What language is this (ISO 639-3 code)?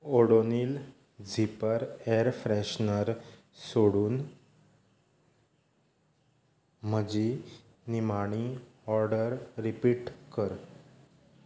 kok